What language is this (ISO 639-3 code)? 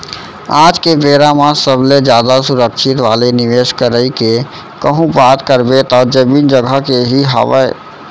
hne